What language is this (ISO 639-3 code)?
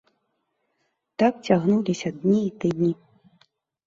bel